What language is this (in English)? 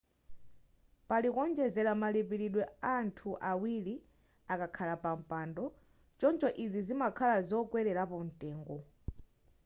Nyanja